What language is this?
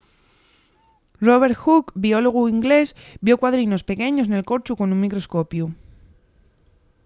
Asturian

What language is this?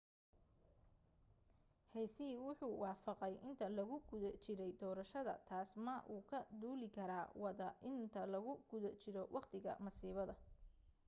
Somali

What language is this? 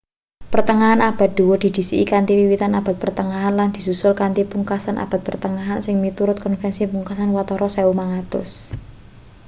Javanese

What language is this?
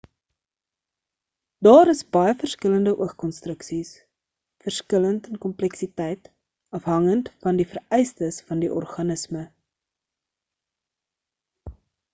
Afrikaans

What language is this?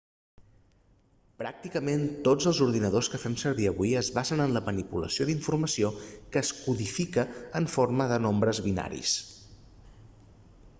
Catalan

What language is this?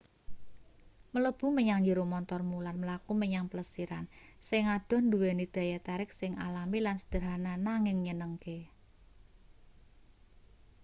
Javanese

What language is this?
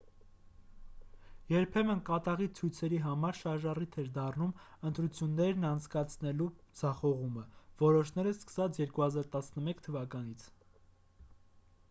Armenian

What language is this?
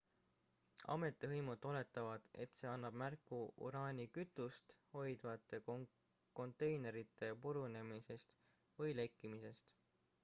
Estonian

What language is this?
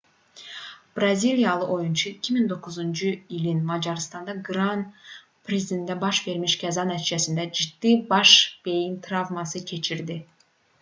Azerbaijani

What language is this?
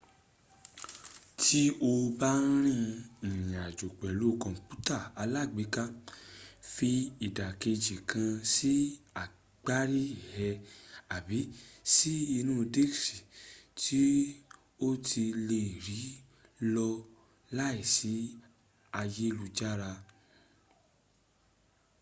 Yoruba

